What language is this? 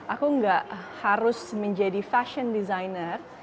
Indonesian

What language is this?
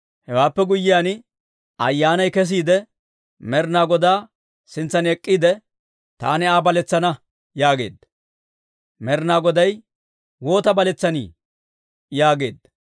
Dawro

